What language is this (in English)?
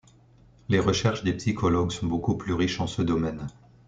French